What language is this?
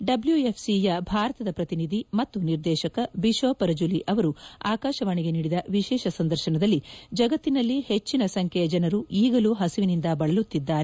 Kannada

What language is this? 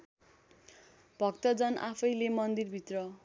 Nepali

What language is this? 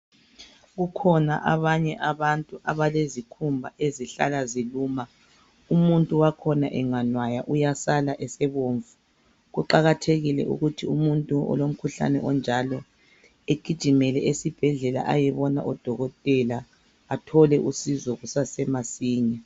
North Ndebele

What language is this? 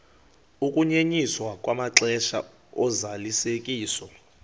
Xhosa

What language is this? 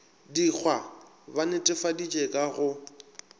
Northern Sotho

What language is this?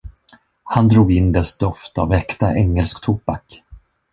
Swedish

